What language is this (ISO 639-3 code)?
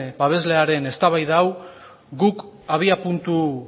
eus